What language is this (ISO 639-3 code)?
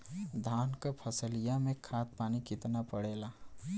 bho